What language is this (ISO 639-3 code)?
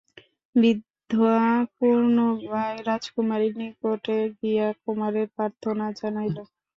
ben